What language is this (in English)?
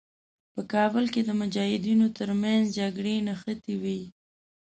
Pashto